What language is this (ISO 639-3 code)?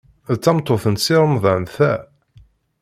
kab